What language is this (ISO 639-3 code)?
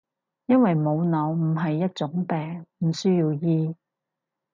yue